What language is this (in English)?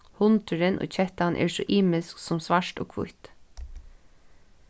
Faroese